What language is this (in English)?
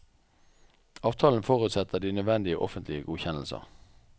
Norwegian